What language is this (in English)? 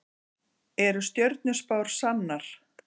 Icelandic